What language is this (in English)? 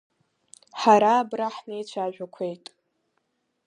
Abkhazian